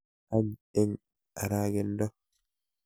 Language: Kalenjin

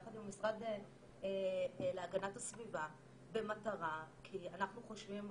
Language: Hebrew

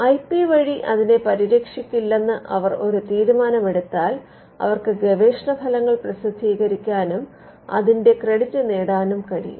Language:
Malayalam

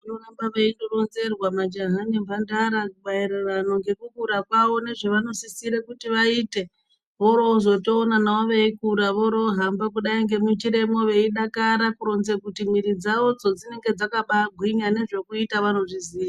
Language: Ndau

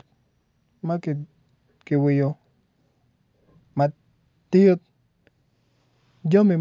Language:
Acoli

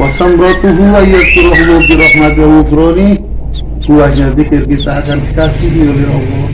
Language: Indonesian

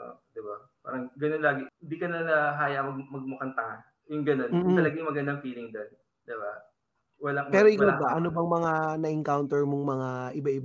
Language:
Filipino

